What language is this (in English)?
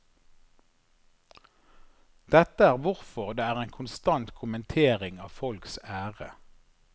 Norwegian